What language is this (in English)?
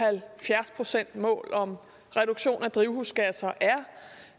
Danish